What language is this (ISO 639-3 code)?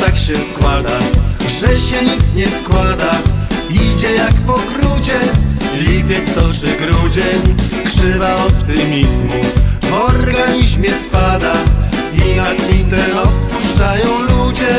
pol